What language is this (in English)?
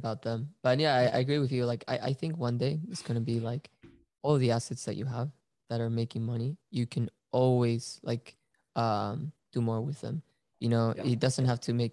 English